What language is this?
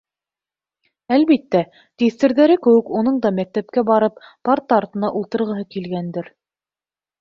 Bashkir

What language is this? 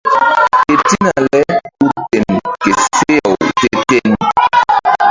Mbum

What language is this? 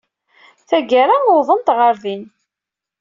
Kabyle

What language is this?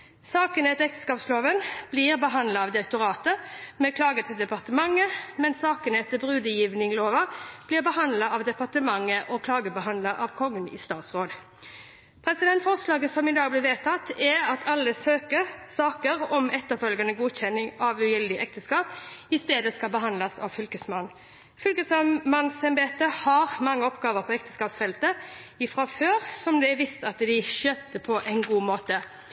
Norwegian Bokmål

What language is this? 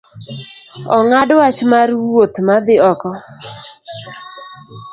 Luo (Kenya and Tanzania)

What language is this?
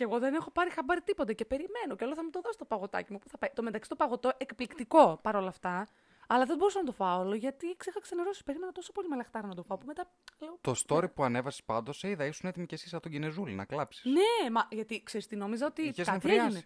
Greek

